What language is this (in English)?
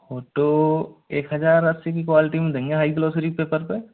Hindi